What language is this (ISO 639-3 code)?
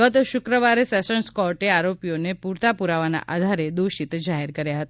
guj